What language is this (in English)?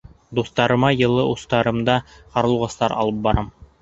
Bashkir